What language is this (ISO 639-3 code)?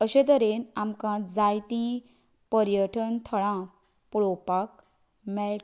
kok